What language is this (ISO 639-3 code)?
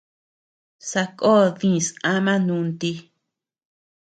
cux